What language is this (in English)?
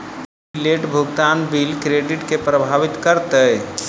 Maithili